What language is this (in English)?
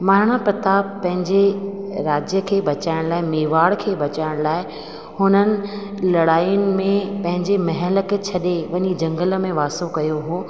Sindhi